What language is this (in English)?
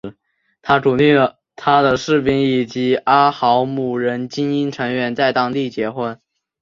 Chinese